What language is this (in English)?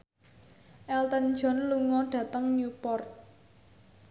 Javanese